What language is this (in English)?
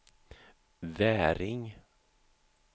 Swedish